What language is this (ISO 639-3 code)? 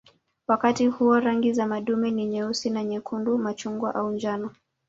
swa